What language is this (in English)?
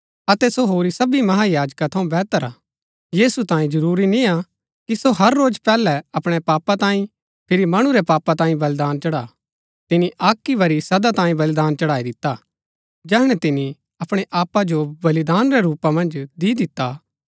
Gaddi